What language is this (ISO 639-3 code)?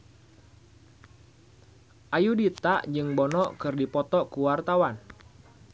sun